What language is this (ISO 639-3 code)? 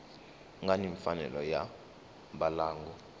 tso